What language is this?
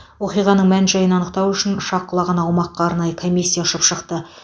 Kazakh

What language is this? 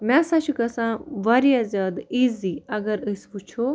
Kashmiri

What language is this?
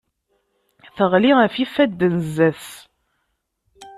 Kabyle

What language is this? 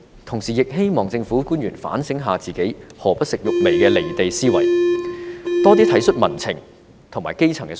Cantonese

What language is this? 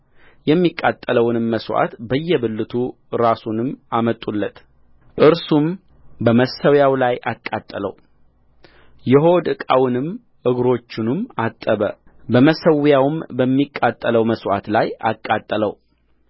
Amharic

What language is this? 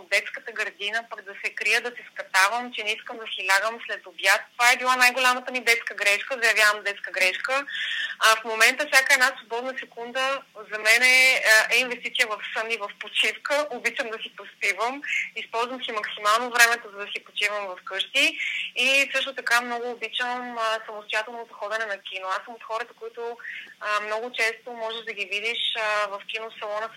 Bulgarian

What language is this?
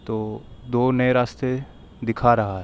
Urdu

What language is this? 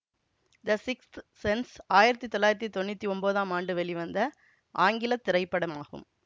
Tamil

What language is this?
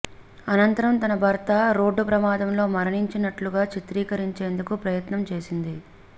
Telugu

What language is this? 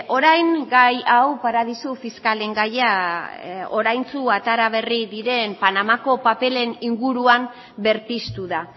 Basque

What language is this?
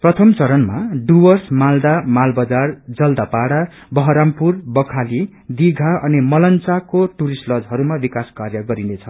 Nepali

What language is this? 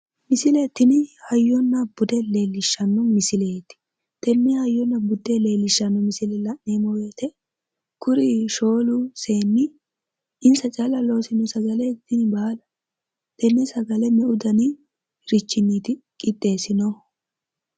Sidamo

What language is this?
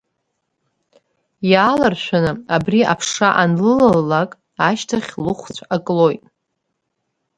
Abkhazian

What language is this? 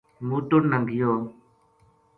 Gujari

